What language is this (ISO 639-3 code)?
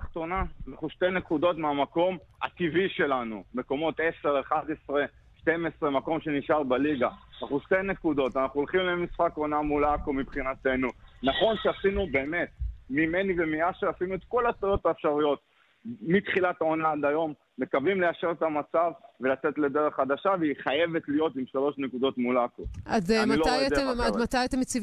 heb